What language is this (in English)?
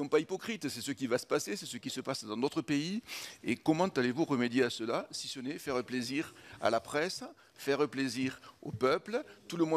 French